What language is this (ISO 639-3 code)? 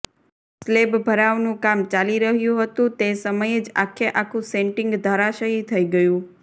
guj